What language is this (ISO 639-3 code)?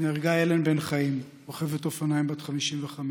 heb